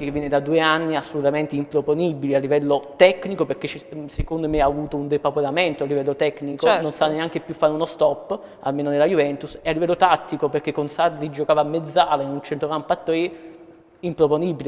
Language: Italian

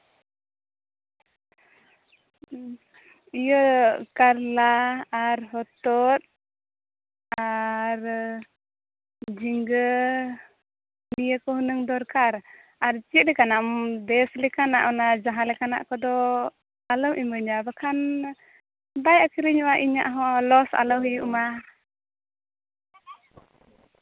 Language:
Santali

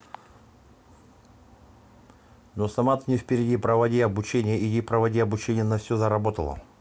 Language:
Russian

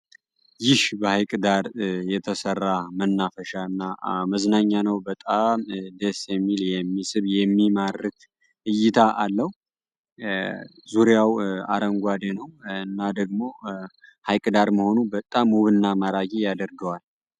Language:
Amharic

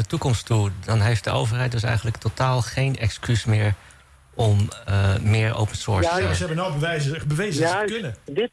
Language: Dutch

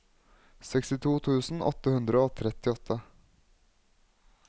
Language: Norwegian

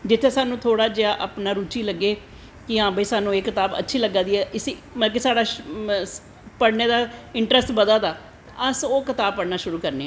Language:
Dogri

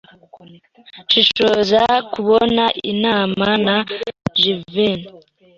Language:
Kinyarwanda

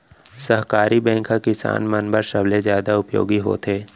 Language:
Chhattisgarhi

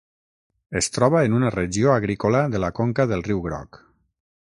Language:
Catalan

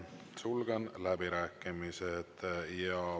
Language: Estonian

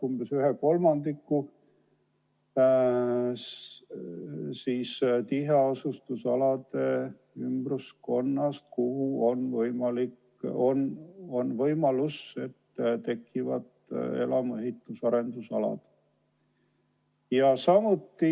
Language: Estonian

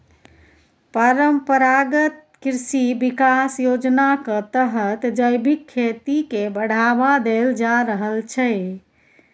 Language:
Maithili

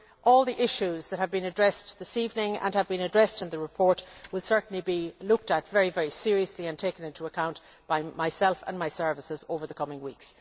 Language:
English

